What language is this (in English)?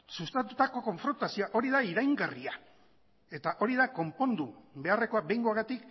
Basque